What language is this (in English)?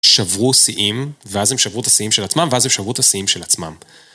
Hebrew